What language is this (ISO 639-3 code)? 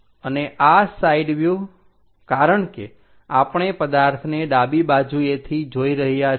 guj